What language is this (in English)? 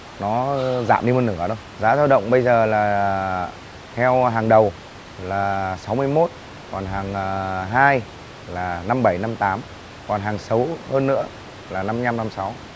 Vietnamese